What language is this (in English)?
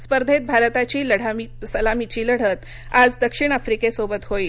Marathi